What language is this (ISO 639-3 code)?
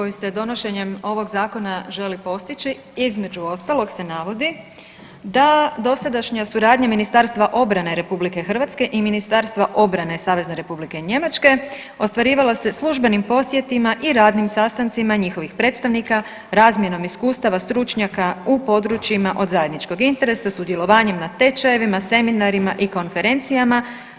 hrv